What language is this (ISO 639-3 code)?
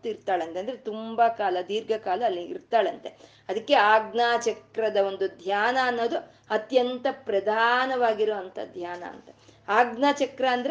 kan